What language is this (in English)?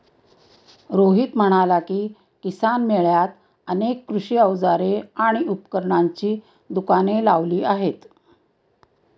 Marathi